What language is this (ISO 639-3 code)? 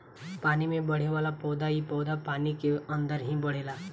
bho